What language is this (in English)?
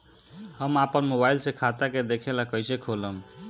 Bhojpuri